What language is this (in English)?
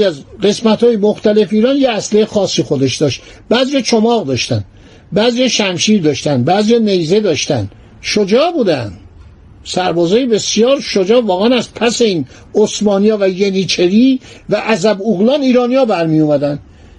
Persian